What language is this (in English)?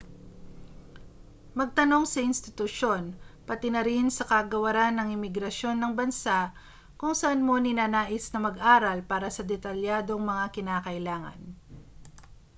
Filipino